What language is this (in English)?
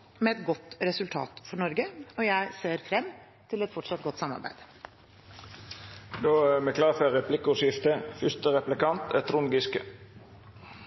Norwegian